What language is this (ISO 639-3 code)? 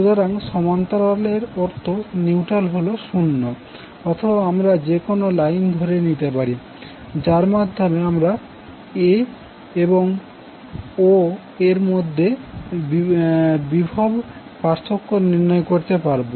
ben